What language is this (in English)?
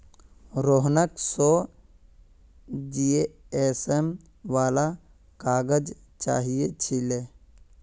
Magahi